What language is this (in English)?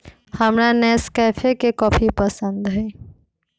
Magahi